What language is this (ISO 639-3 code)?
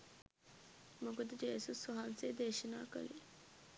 sin